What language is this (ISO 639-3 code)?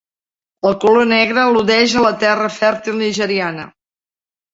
cat